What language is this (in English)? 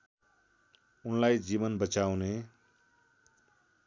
Nepali